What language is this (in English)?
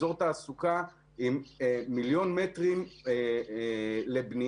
Hebrew